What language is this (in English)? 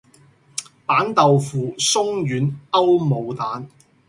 Cantonese